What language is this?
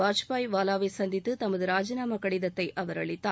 Tamil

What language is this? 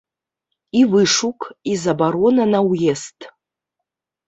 Belarusian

